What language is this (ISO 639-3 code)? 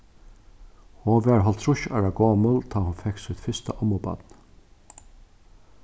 fao